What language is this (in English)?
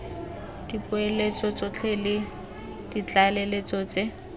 Tswana